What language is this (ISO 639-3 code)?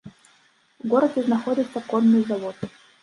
bel